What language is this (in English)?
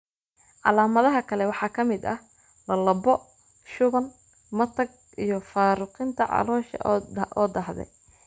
Somali